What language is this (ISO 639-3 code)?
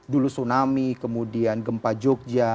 ind